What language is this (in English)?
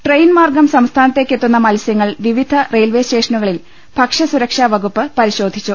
Malayalam